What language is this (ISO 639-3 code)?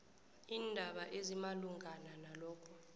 nbl